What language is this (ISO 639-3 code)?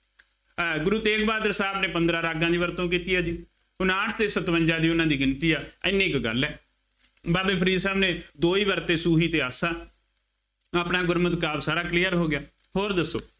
pan